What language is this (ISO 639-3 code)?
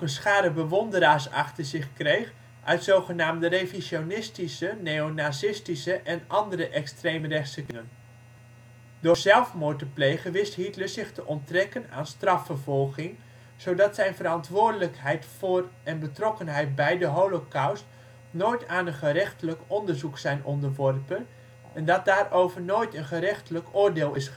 nld